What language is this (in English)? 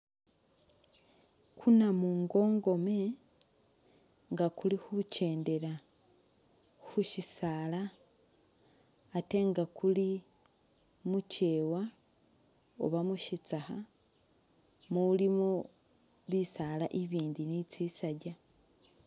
Masaaba